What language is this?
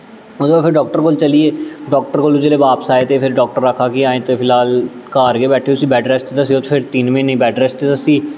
Dogri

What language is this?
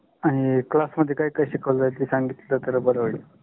Marathi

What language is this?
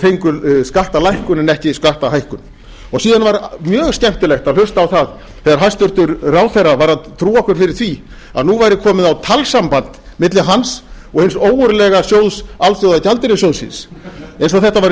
Icelandic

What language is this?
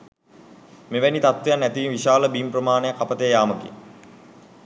Sinhala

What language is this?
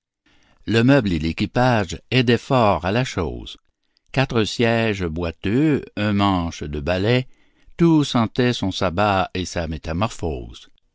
French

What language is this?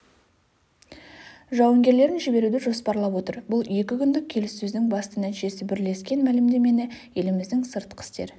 Kazakh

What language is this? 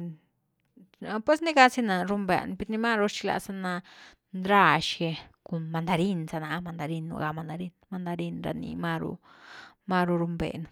Güilá Zapotec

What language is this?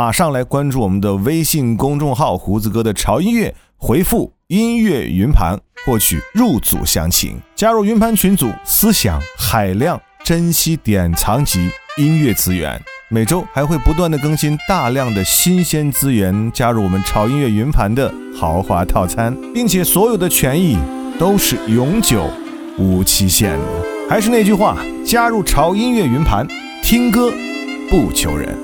Chinese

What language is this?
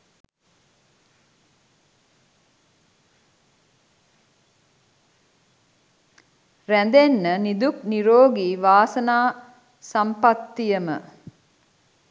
Sinhala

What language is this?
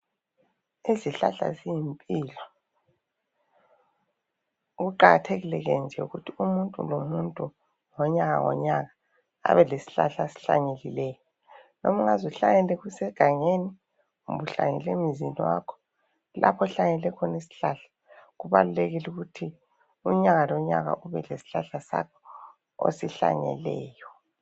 North Ndebele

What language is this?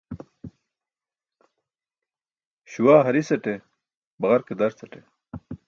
Burushaski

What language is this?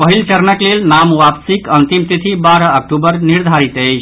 Maithili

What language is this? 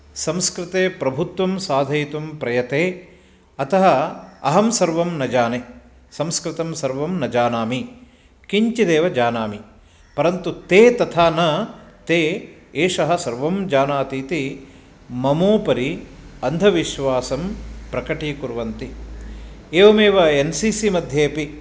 Sanskrit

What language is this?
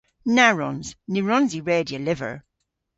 Cornish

